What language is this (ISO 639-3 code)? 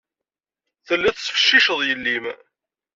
kab